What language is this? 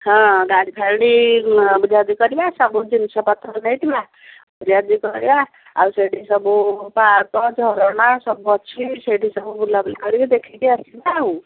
Odia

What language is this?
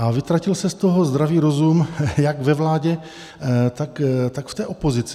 Czech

